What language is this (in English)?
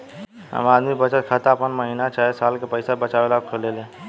Bhojpuri